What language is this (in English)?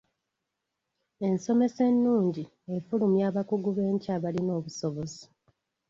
Ganda